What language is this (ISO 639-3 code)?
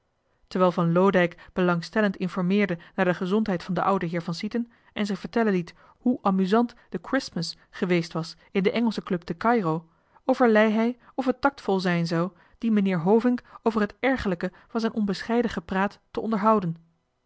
nld